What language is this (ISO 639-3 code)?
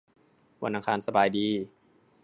tha